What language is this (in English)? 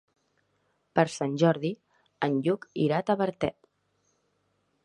Catalan